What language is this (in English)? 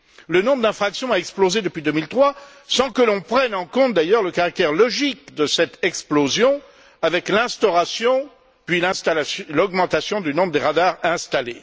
French